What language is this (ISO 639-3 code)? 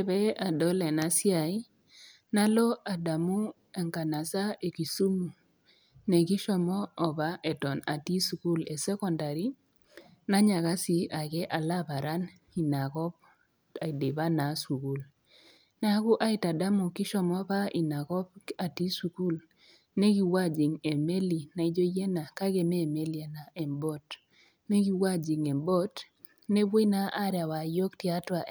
mas